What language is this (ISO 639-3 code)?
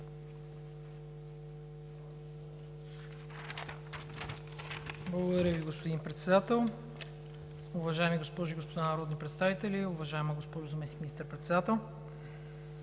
bul